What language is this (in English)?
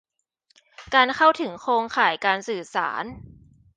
Thai